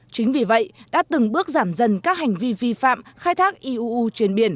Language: Vietnamese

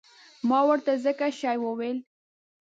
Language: Pashto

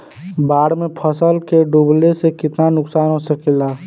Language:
Bhojpuri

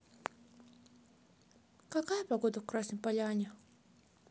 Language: Russian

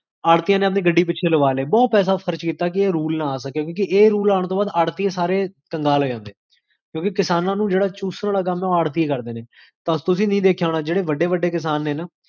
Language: Punjabi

